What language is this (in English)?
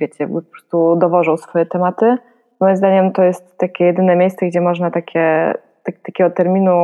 Polish